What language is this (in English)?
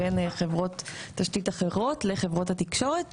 Hebrew